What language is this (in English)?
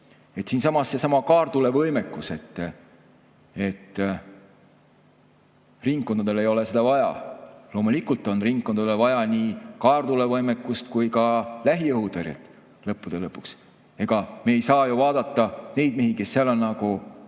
Estonian